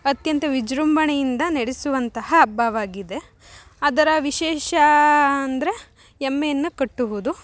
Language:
Kannada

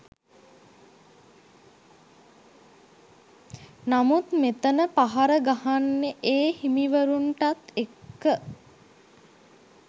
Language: Sinhala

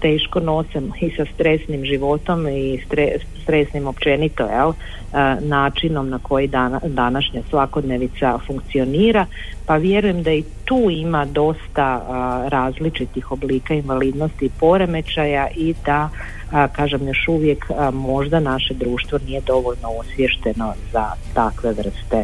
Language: Croatian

